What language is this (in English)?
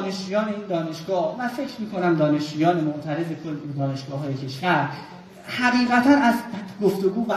Persian